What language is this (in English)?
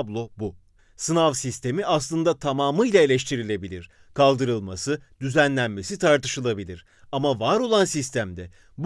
Turkish